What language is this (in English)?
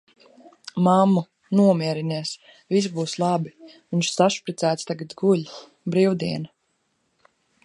Latvian